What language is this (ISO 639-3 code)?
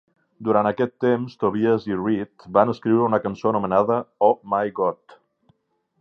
cat